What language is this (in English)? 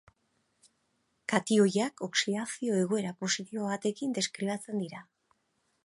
Basque